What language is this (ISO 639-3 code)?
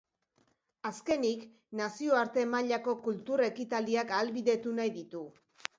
eus